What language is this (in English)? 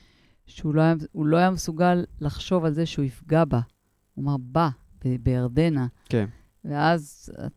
Hebrew